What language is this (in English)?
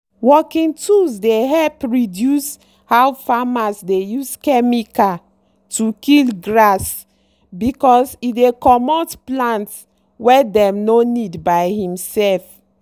Nigerian Pidgin